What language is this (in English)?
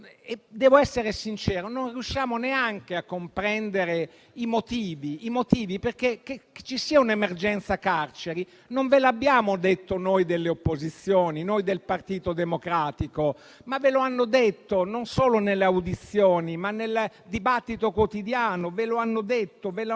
Italian